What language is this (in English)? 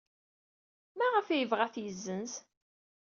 Kabyle